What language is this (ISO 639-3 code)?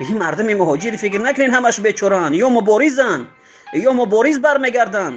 fas